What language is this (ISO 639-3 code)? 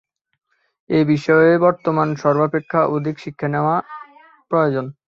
ben